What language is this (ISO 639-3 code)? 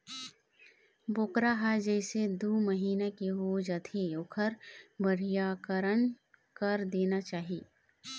hne